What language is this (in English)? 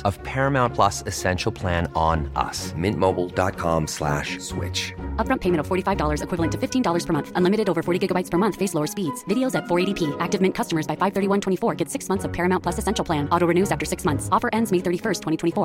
Persian